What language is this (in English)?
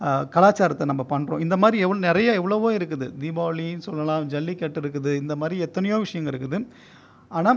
Tamil